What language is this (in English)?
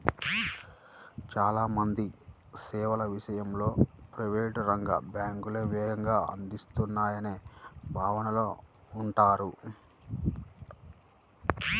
Telugu